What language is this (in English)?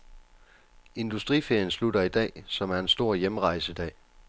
Danish